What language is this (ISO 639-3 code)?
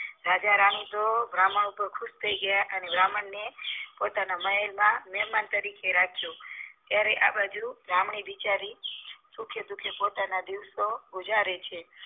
guj